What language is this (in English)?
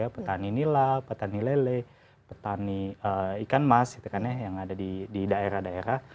Indonesian